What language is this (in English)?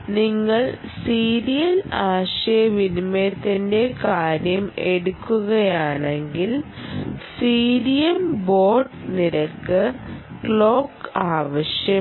Malayalam